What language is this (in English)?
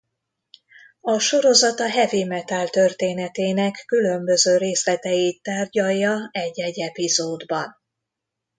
Hungarian